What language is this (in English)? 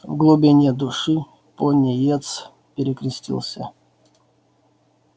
Russian